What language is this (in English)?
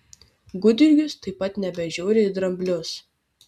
Lithuanian